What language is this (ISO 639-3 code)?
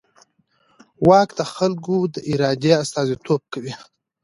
pus